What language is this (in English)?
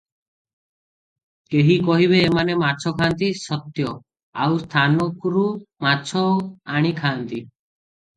Odia